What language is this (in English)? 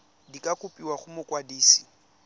Tswana